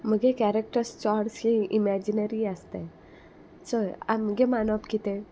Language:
Konkani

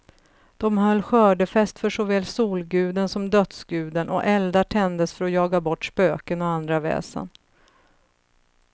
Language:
Swedish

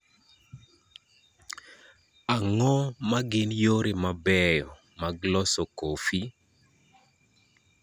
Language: Luo (Kenya and Tanzania)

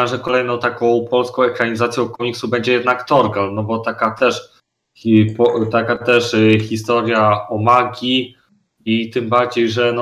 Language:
Polish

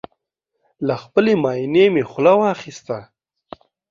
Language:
Pashto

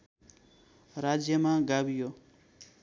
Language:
Nepali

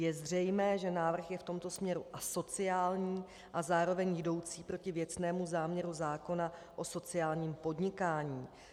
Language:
Czech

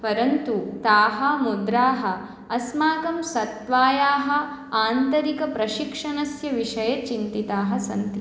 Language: Sanskrit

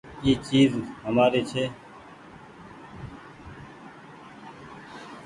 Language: Goaria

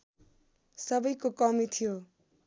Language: Nepali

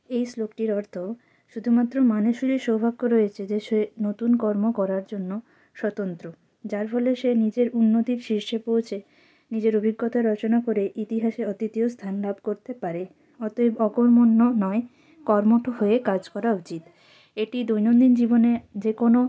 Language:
Bangla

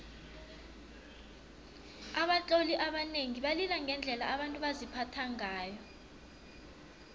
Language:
South Ndebele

